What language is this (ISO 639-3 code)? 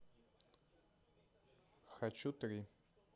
rus